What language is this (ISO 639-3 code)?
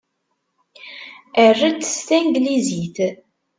kab